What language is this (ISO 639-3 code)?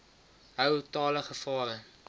afr